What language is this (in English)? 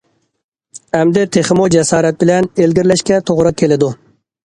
Uyghur